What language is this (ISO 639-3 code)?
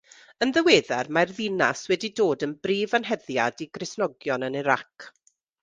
cym